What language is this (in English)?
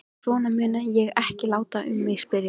Icelandic